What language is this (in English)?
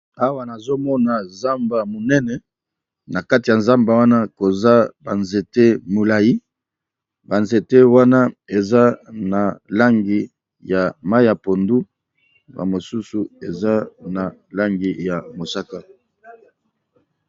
Lingala